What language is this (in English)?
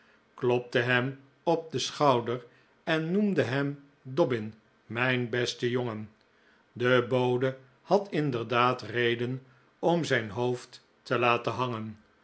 Dutch